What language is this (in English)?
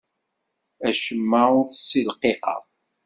Kabyle